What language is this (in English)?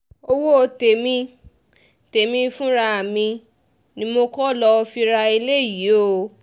Yoruba